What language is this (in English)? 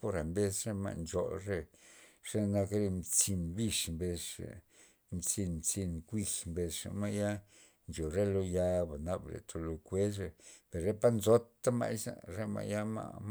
Loxicha Zapotec